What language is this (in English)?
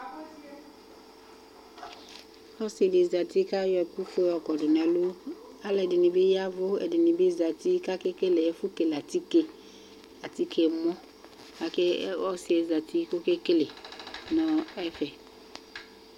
Ikposo